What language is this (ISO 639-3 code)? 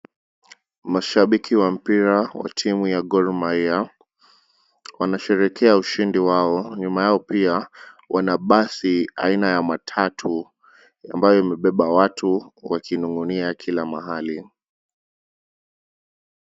swa